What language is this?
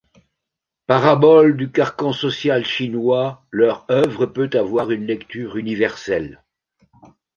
French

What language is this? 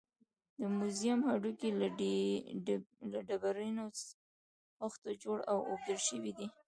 Pashto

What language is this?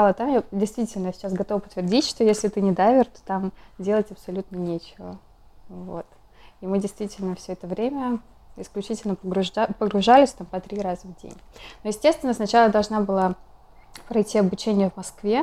Russian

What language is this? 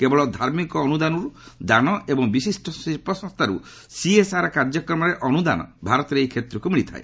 Odia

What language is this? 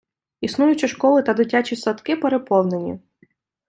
Ukrainian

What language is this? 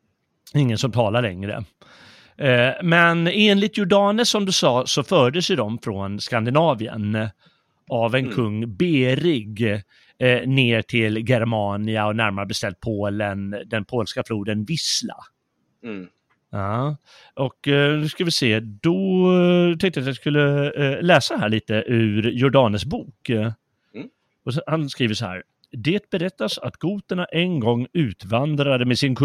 Swedish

